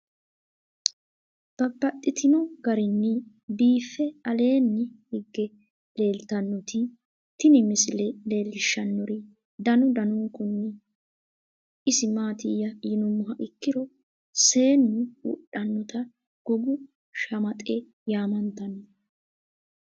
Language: Sidamo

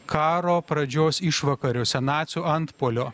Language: Lithuanian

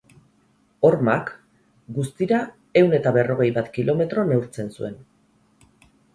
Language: Basque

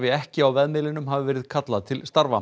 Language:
Icelandic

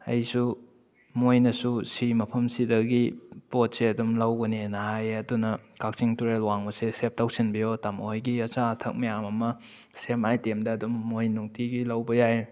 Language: Manipuri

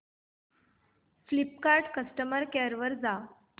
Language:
Marathi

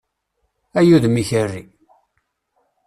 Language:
Kabyle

